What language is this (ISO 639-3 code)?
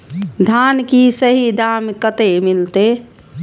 mai